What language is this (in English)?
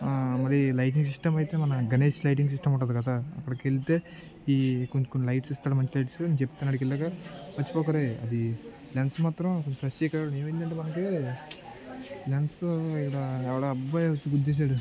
Telugu